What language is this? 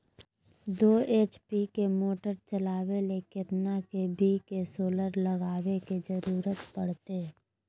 Magahi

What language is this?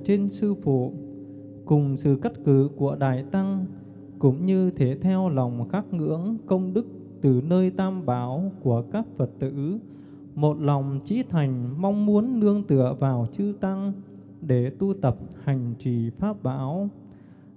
Vietnamese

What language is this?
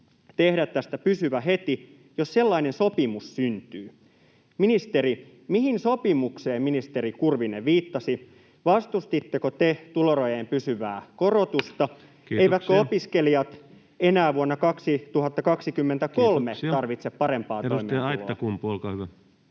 Finnish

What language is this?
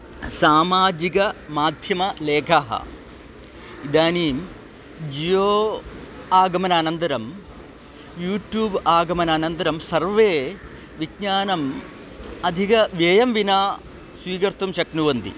Sanskrit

